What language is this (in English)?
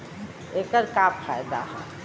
Bhojpuri